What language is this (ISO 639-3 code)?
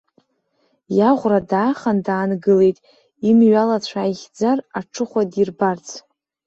abk